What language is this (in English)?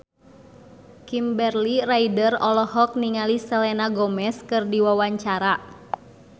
Sundanese